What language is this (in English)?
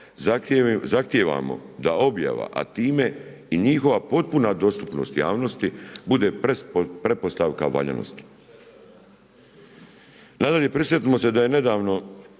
Croatian